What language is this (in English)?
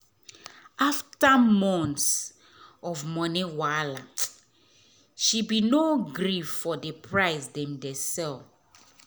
Nigerian Pidgin